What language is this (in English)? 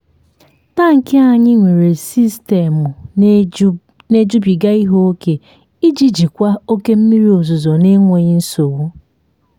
Igbo